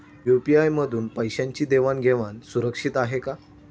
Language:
Marathi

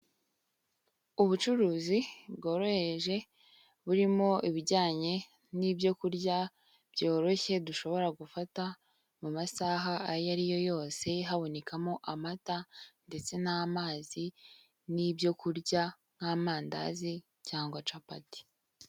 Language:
Kinyarwanda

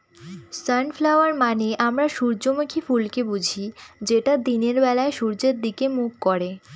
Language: Bangla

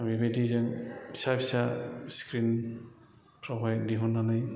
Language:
Bodo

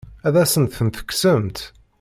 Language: Kabyle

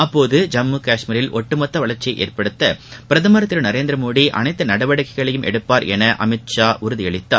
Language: Tamil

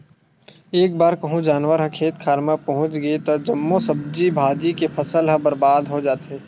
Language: Chhattisgarhi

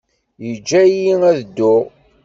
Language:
Kabyle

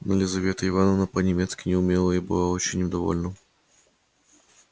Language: Russian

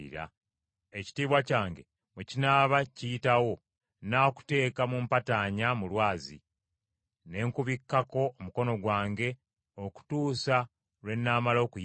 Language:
Ganda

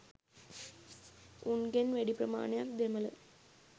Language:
Sinhala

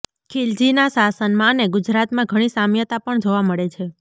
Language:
Gujarati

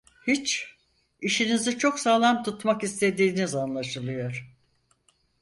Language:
Turkish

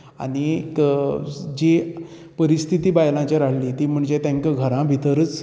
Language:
Konkani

